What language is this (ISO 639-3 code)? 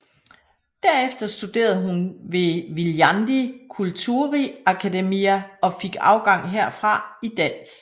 dan